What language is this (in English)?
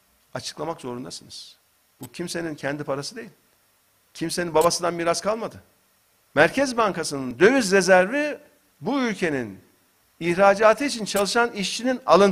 Turkish